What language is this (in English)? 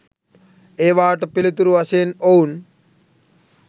Sinhala